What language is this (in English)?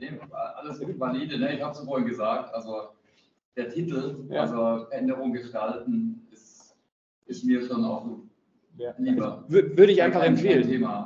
German